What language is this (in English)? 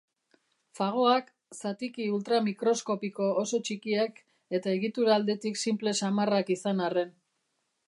Basque